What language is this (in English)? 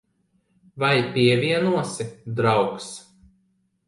Latvian